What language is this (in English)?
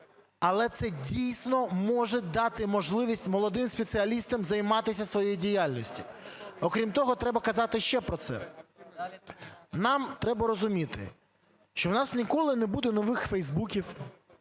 Ukrainian